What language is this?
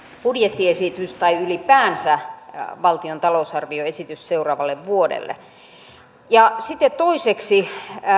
Finnish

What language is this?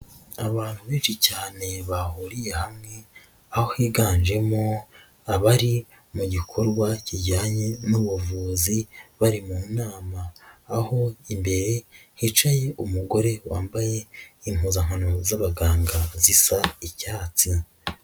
Kinyarwanda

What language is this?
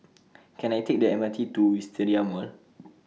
English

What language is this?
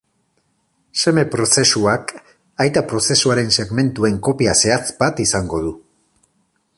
Basque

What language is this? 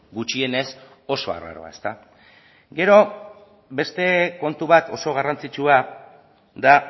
Basque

